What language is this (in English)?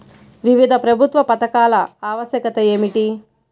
Telugu